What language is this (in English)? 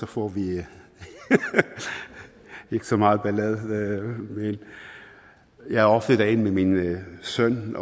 Danish